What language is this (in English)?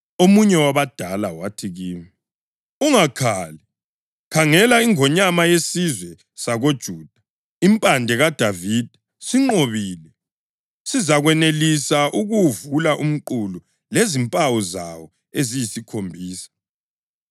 North Ndebele